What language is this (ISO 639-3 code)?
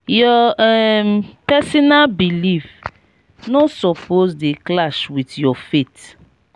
pcm